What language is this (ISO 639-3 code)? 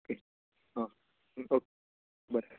kok